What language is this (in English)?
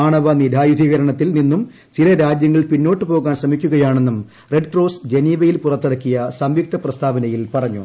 Malayalam